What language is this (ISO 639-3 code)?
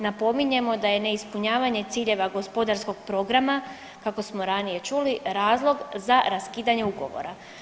hrv